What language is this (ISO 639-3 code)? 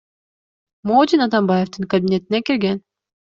kir